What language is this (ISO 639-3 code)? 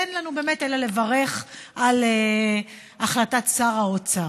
heb